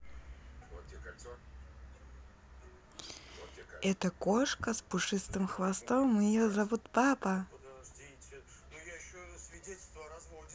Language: Russian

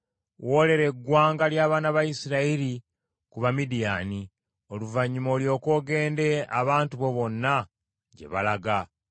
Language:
Ganda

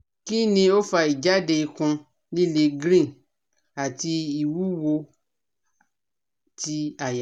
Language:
Yoruba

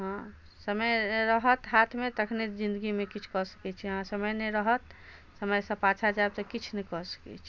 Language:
Maithili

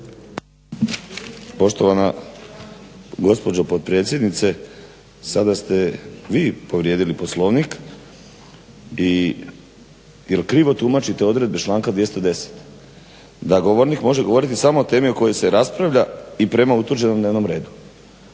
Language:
Croatian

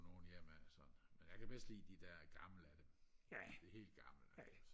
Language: Danish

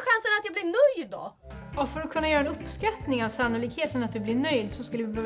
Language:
Swedish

